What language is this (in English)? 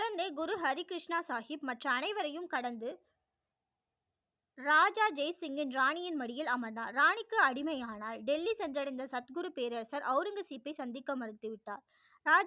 Tamil